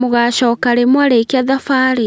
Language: Kikuyu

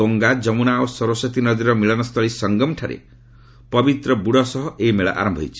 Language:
Odia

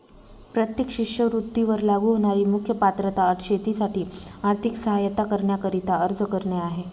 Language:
Marathi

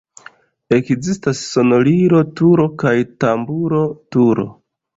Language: Esperanto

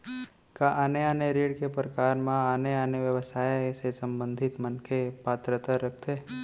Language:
Chhattisgarhi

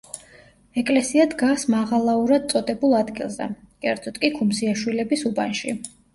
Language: Georgian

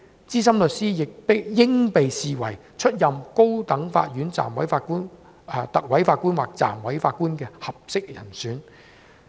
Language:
Cantonese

